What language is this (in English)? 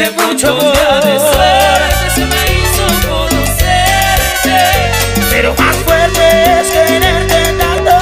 Spanish